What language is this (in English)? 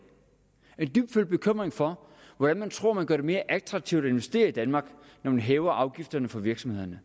Danish